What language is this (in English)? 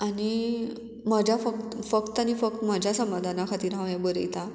Konkani